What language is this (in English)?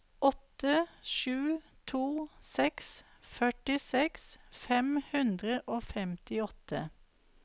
Norwegian